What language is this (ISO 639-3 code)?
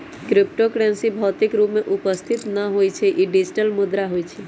mag